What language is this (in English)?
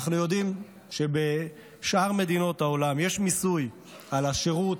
Hebrew